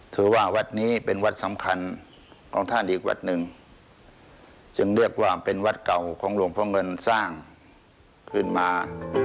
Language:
Thai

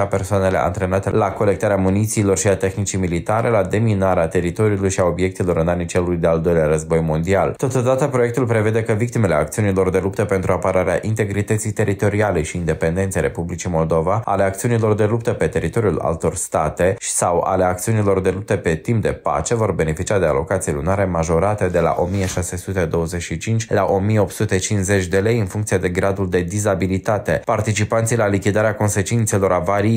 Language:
Romanian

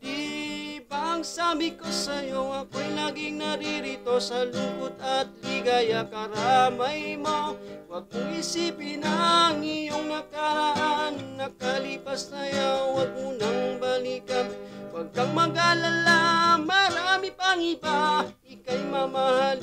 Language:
Indonesian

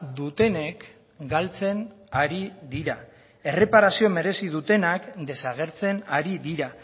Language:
Basque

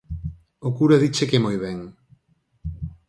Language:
Galician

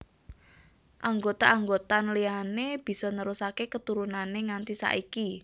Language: Javanese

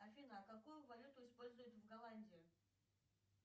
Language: Russian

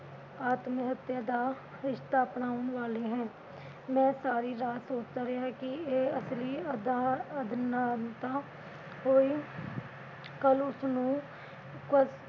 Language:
Punjabi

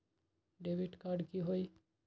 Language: Magahi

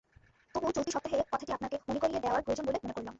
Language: Bangla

